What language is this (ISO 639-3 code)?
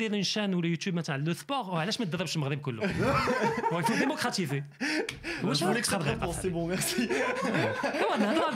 fra